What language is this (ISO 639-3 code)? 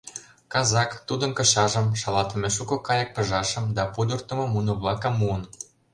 chm